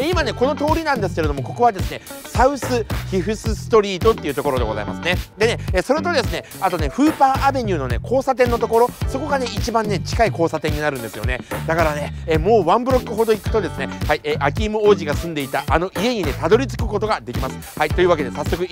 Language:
Japanese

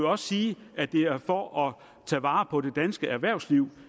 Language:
Danish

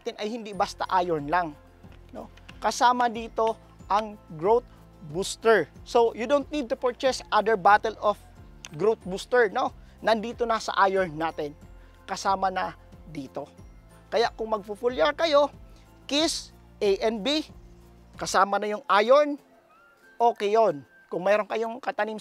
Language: Filipino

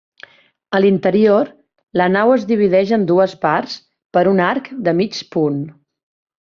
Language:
Catalan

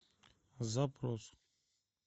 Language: Russian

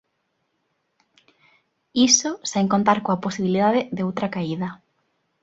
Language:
Galician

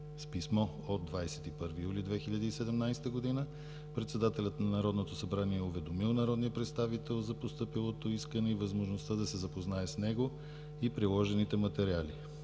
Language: Bulgarian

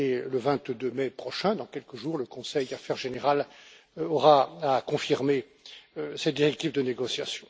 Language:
French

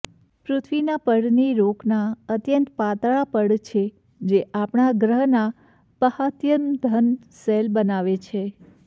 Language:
Gujarati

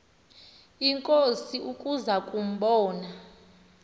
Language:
Xhosa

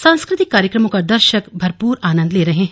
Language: Hindi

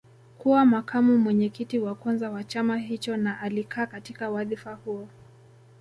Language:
Swahili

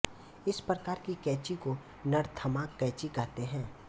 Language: Hindi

